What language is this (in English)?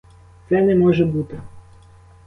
Ukrainian